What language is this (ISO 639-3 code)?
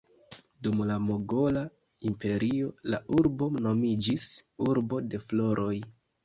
epo